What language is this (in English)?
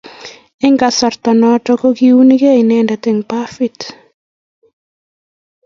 Kalenjin